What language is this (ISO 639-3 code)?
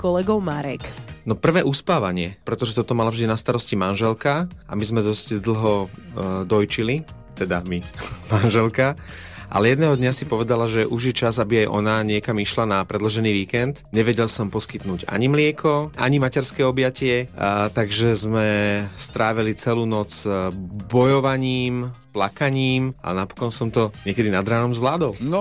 slk